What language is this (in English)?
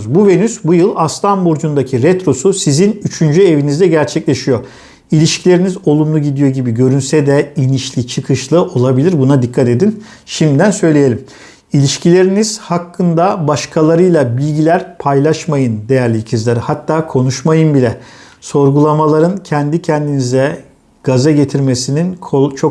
Turkish